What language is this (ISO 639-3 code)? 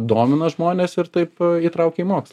lit